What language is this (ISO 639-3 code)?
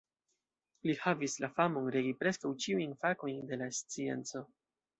epo